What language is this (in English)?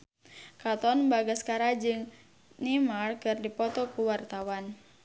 Sundanese